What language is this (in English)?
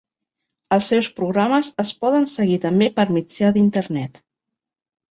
Catalan